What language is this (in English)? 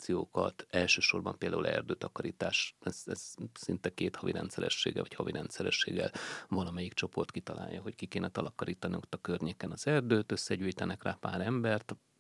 Hungarian